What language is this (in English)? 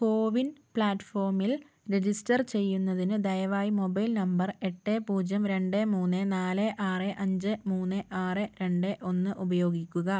Malayalam